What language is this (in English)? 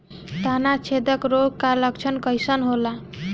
Bhojpuri